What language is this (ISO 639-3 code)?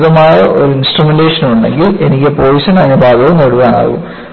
mal